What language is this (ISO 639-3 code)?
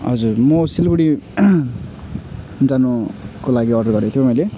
nep